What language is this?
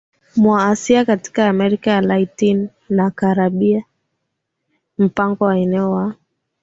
Swahili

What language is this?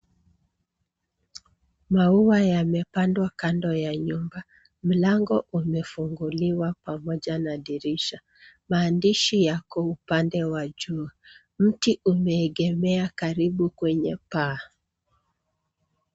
Swahili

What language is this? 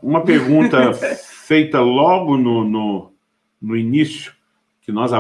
Portuguese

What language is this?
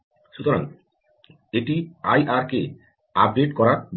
Bangla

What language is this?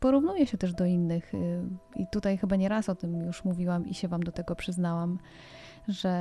Polish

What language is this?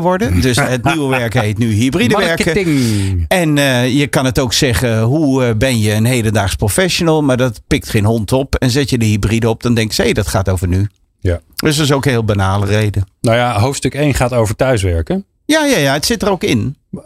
Dutch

